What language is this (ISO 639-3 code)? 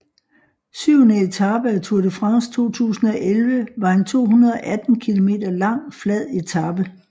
dan